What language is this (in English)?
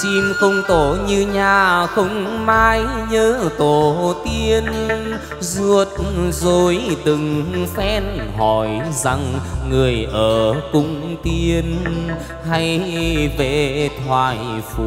Vietnamese